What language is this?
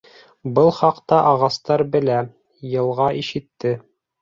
Bashkir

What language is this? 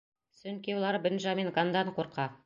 Bashkir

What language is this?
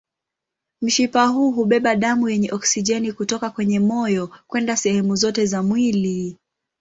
Swahili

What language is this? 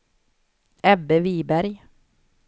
Swedish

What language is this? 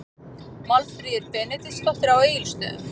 Icelandic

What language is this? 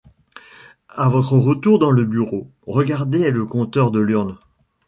French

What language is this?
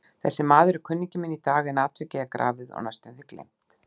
Icelandic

